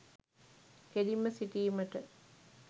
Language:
Sinhala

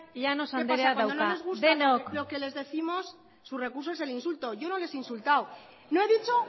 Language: Spanish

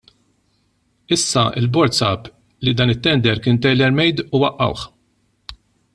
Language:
Maltese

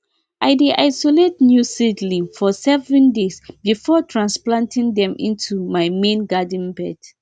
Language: Nigerian Pidgin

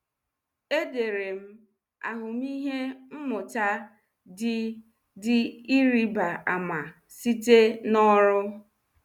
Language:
Igbo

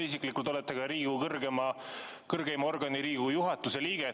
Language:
Estonian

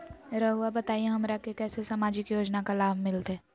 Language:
Magahi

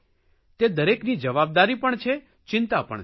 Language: Gujarati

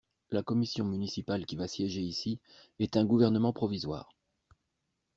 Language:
French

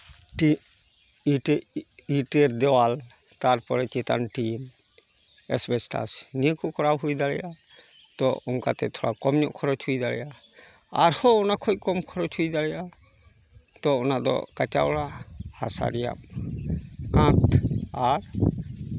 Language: Santali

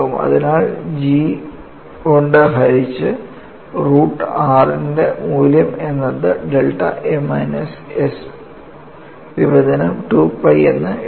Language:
Malayalam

